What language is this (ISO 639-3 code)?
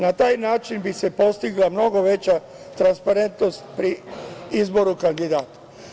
srp